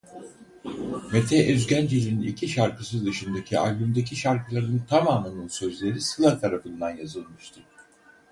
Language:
Turkish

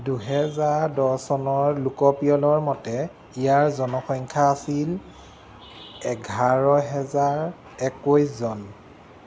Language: Assamese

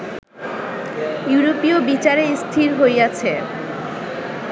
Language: Bangla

